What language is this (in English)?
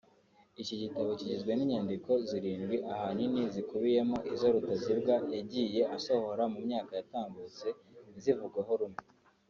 Kinyarwanda